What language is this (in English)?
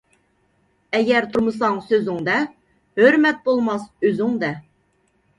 Uyghur